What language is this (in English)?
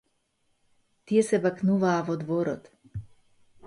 Macedonian